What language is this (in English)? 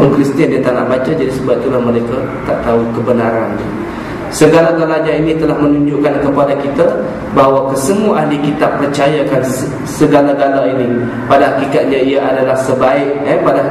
Malay